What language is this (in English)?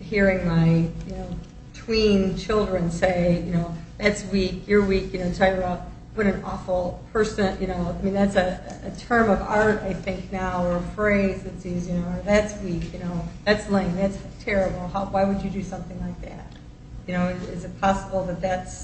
English